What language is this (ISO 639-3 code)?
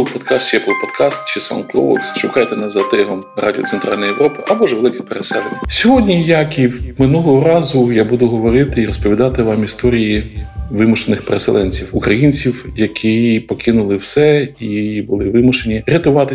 ukr